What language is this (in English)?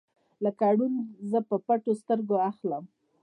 Pashto